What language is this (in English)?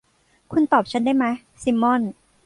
Thai